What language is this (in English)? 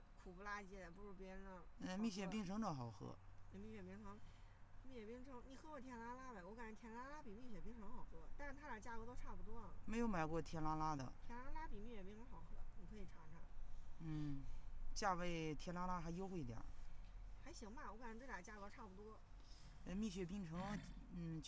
Chinese